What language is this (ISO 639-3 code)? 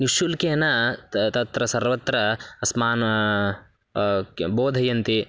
san